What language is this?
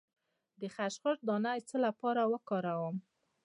Pashto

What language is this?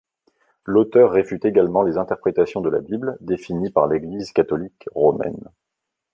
French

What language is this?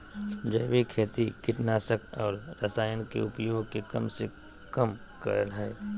Magahi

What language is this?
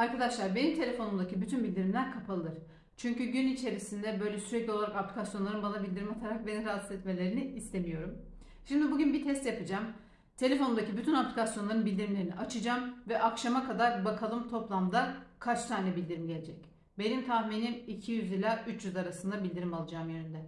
Turkish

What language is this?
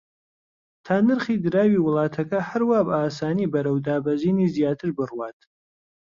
Central Kurdish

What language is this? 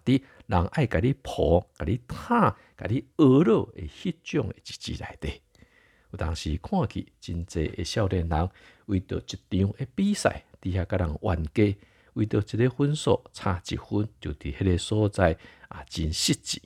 Chinese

